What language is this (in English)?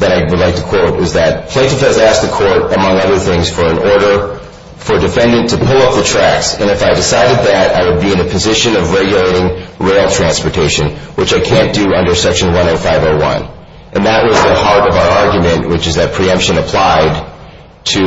English